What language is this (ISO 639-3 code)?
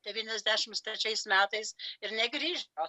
lit